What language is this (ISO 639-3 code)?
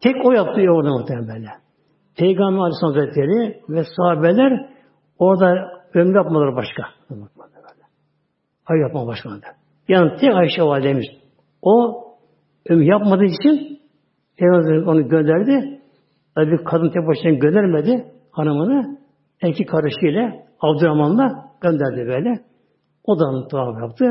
tur